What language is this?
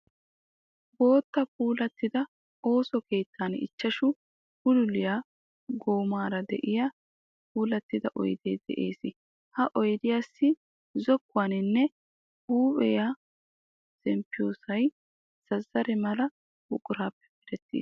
Wolaytta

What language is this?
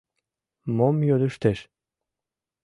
Mari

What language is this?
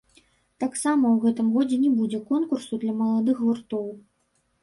Belarusian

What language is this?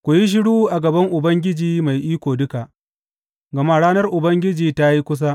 Hausa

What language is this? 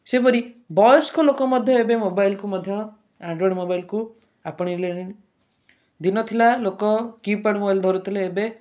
Odia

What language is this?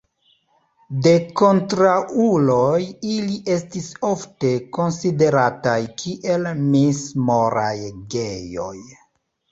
Esperanto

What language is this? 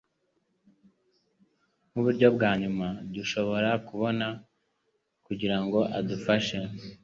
Kinyarwanda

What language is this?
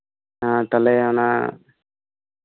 Santali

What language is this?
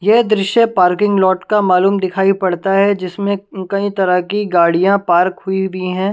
Hindi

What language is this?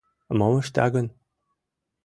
Mari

